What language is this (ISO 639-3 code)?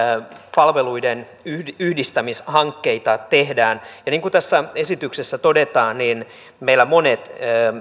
fin